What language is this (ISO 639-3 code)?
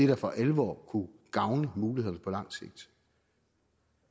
dan